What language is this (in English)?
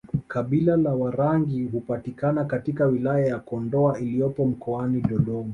Swahili